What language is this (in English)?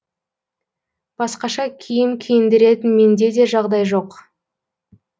Kazakh